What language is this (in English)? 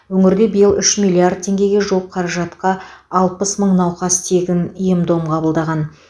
Kazakh